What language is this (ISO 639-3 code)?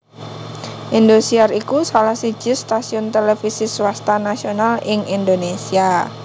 jav